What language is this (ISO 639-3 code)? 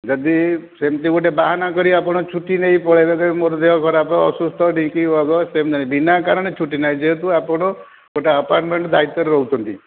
ori